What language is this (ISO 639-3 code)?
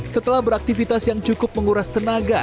ind